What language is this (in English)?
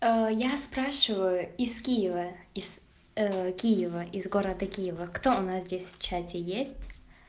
Russian